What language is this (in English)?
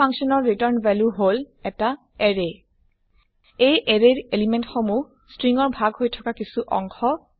Assamese